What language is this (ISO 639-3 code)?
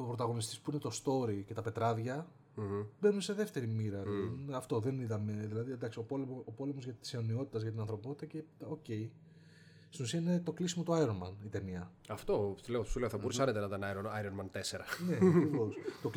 ell